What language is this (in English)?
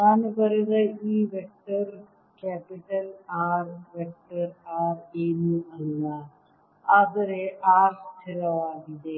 Kannada